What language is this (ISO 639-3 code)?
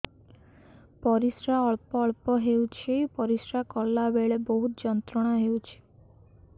ori